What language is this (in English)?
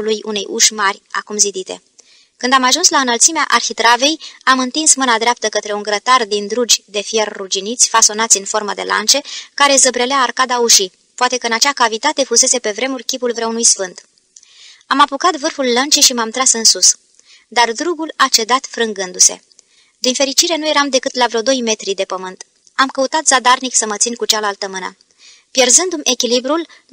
Romanian